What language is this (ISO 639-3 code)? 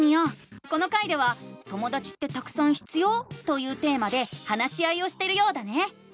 jpn